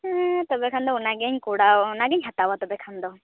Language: Santali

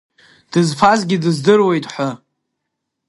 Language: Abkhazian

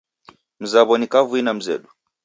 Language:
Taita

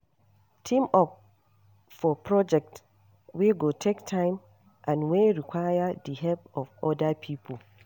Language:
Nigerian Pidgin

